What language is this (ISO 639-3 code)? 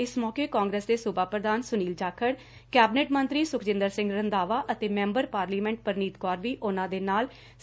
pan